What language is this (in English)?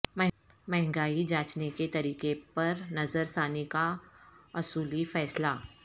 Urdu